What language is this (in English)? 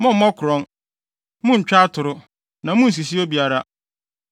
Akan